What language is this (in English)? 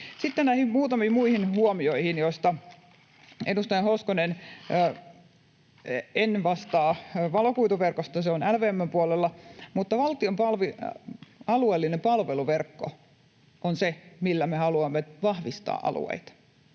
Finnish